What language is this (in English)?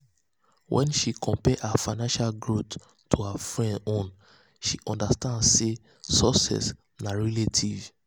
Nigerian Pidgin